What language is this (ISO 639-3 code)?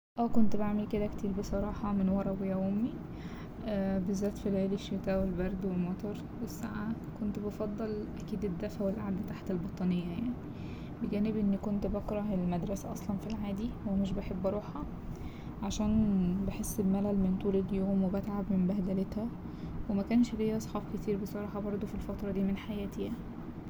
arz